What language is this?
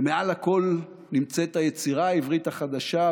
Hebrew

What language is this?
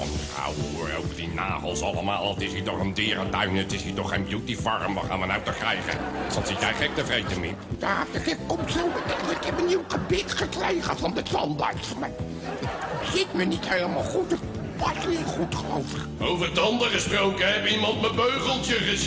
Dutch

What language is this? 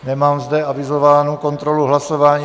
Czech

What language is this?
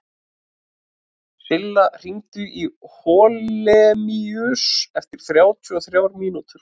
Icelandic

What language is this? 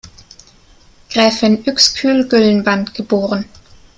German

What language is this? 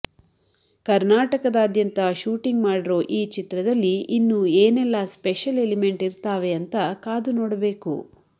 Kannada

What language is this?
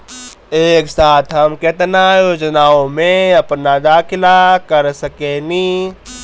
Bhojpuri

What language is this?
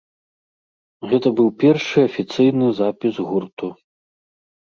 Belarusian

